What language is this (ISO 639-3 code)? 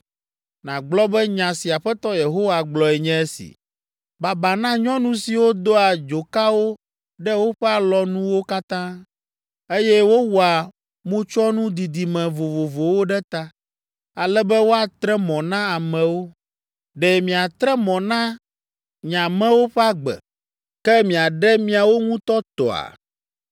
ewe